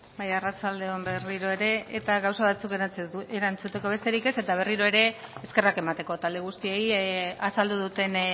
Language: Basque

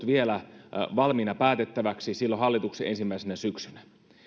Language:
Finnish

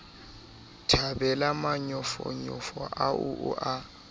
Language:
Southern Sotho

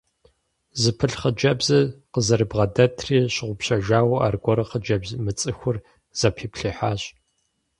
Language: Kabardian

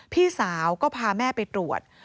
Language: Thai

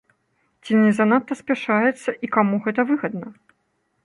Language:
Belarusian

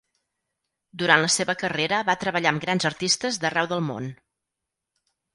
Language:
Catalan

